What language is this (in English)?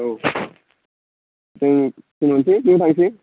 Bodo